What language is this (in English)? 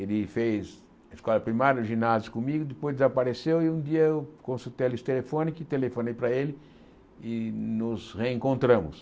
Portuguese